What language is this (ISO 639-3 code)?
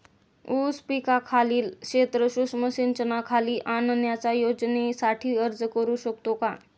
mar